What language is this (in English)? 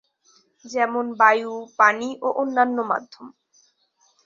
Bangla